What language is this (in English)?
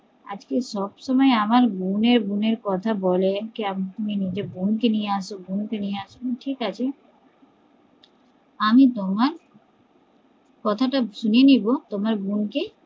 Bangla